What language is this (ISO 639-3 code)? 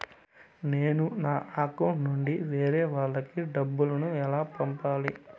tel